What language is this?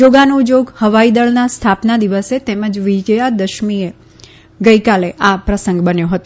Gujarati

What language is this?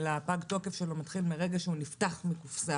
Hebrew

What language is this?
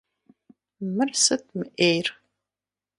Kabardian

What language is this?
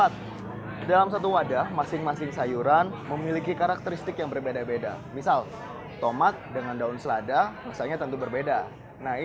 Indonesian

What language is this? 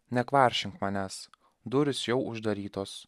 Lithuanian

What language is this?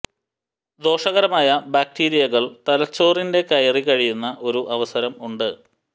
Malayalam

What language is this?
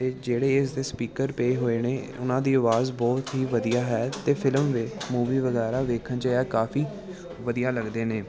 Punjabi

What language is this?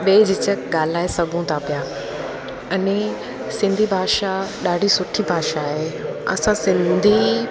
Sindhi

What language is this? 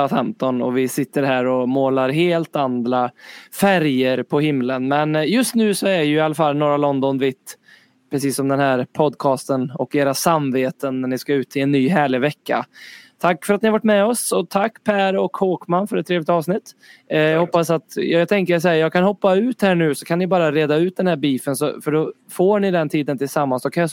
Swedish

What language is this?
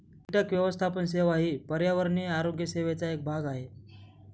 Marathi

